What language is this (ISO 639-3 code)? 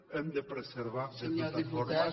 cat